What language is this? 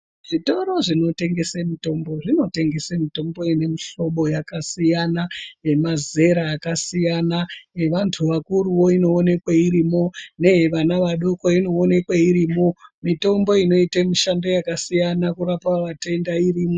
Ndau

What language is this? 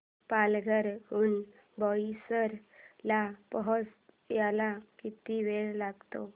Marathi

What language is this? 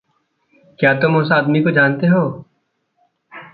Hindi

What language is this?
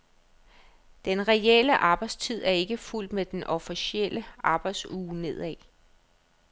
Danish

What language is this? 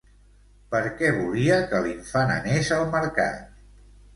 Catalan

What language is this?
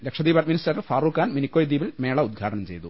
Malayalam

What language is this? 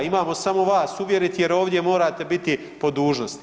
Croatian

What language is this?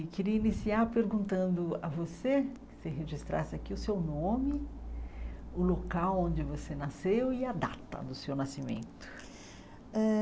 Portuguese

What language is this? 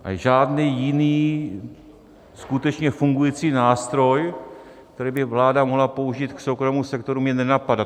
Czech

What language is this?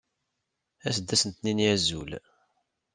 Kabyle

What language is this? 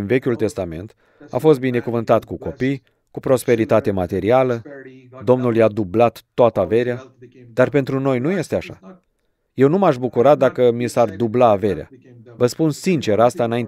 Romanian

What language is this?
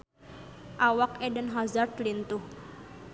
Sundanese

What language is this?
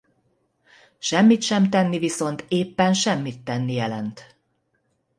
Hungarian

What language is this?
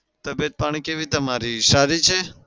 Gujarati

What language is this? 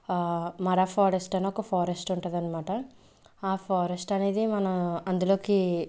Telugu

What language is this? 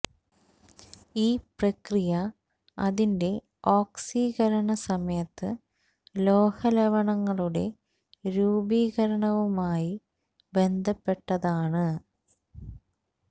Malayalam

